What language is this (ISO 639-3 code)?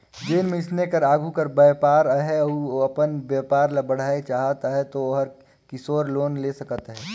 hne